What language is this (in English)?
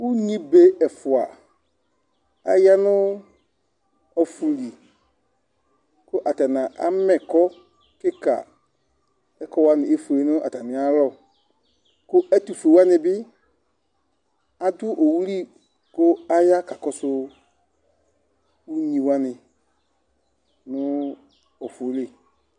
Ikposo